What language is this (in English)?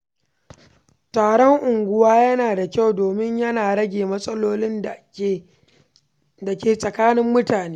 Hausa